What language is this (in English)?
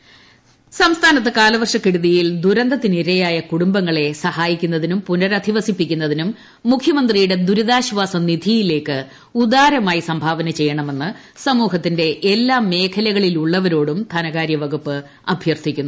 Malayalam